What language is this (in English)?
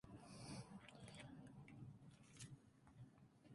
Spanish